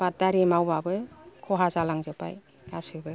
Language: Bodo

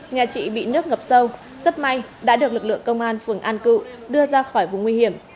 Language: Vietnamese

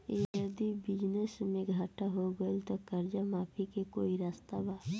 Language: Bhojpuri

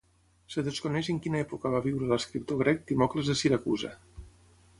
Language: Catalan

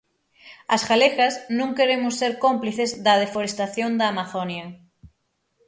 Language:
Galician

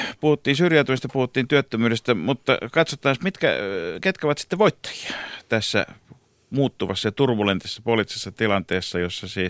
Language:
Finnish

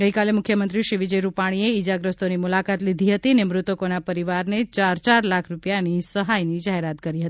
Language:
Gujarati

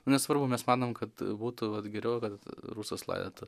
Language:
Lithuanian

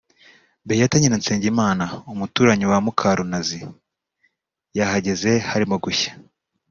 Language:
Kinyarwanda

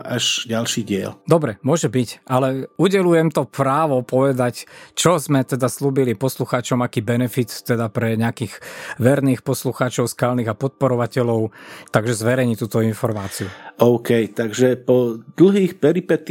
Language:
Slovak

